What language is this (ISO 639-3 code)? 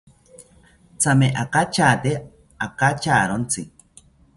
cpy